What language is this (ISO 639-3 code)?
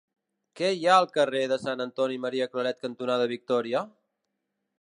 cat